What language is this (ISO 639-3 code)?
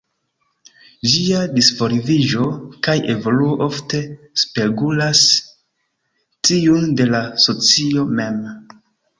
epo